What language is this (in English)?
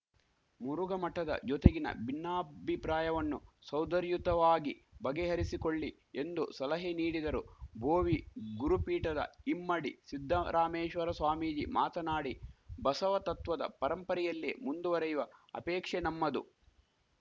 Kannada